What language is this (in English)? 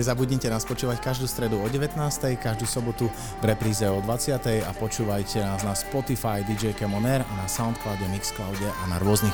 Slovak